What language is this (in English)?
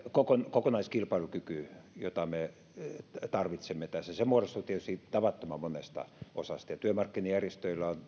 Finnish